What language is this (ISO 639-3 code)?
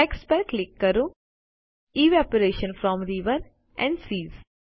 guj